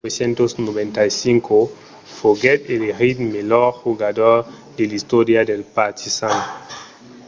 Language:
Occitan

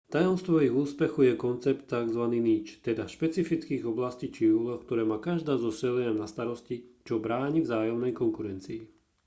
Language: Slovak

